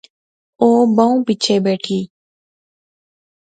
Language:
Pahari-Potwari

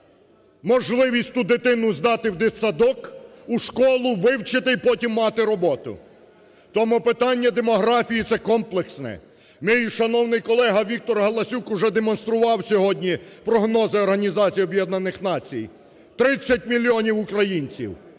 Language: Ukrainian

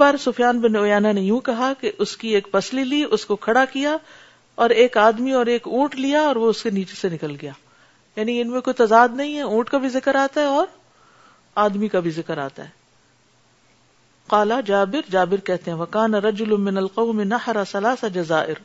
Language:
Urdu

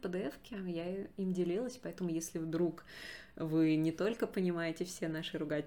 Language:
Russian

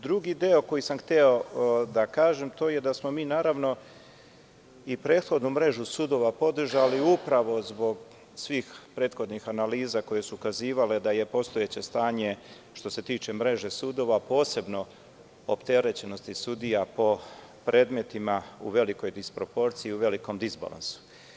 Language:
Serbian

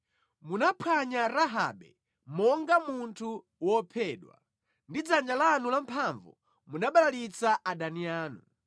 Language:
Nyanja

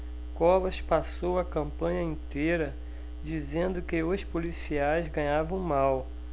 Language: Portuguese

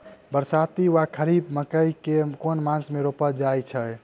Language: Maithili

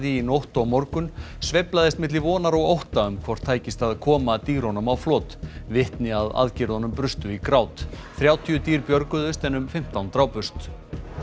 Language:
Icelandic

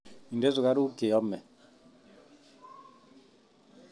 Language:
Kalenjin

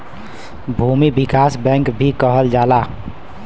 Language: Bhojpuri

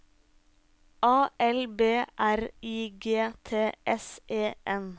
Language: Norwegian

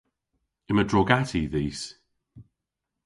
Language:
Cornish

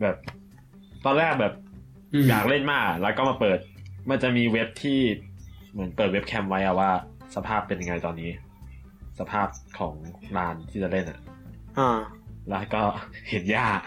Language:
Thai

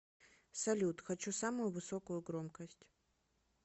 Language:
Russian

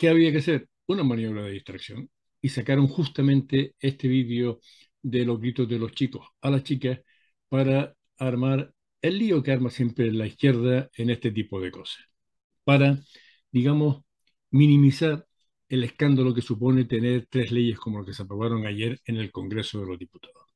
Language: Spanish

